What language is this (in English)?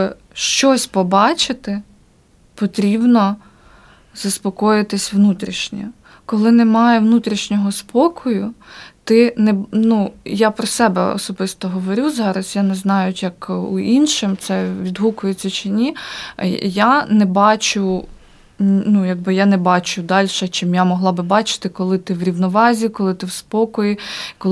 Ukrainian